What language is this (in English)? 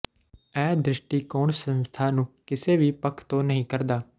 Punjabi